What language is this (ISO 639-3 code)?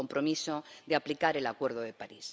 spa